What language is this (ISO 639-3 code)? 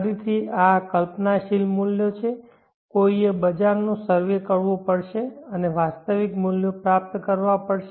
guj